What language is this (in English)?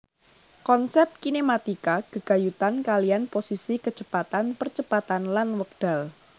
Javanese